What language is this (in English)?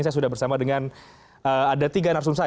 Indonesian